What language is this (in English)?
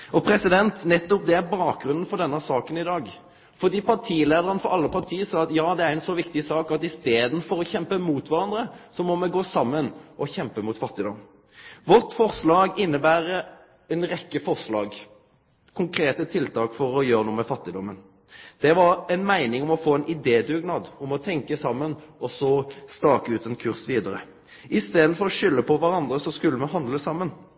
Norwegian Nynorsk